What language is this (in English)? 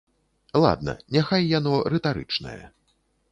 Belarusian